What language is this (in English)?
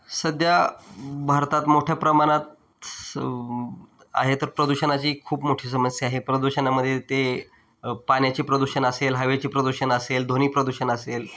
Marathi